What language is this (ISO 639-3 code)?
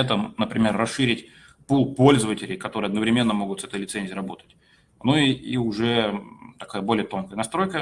rus